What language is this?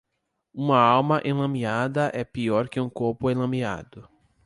Portuguese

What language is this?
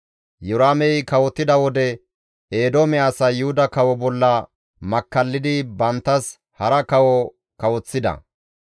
Gamo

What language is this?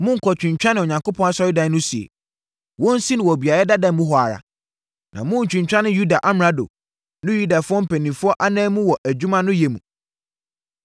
Akan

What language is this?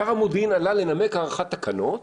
Hebrew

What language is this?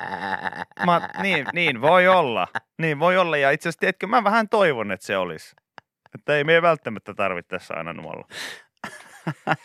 Finnish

